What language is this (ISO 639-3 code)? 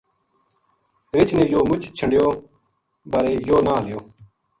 gju